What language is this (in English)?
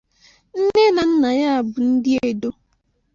Igbo